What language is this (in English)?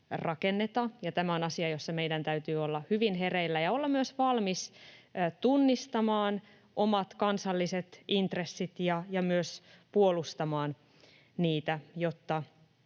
Finnish